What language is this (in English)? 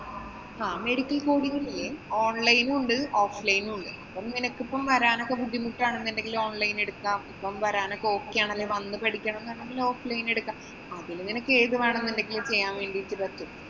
Malayalam